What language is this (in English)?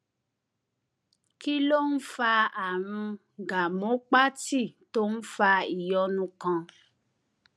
Yoruba